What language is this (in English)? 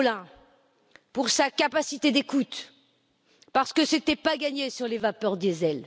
French